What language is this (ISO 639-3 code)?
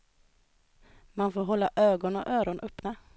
swe